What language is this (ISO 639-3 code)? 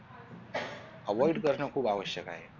mar